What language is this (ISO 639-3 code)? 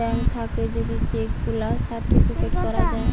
ben